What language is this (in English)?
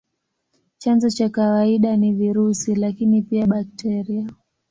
Swahili